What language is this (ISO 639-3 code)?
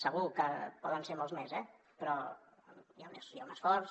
cat